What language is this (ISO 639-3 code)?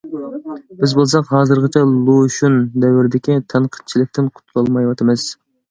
uig